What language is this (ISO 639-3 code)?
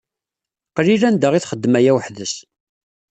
kab